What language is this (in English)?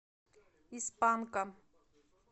Russian